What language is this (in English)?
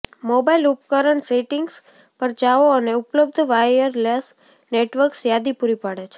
Gujarati